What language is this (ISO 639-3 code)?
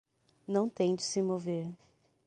por